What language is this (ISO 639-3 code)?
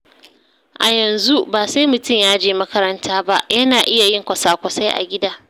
hau